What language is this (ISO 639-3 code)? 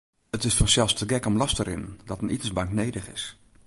fry